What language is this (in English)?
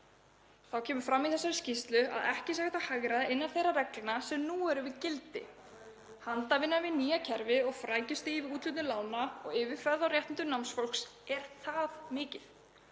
Icelandic